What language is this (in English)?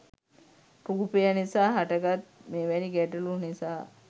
Sinhala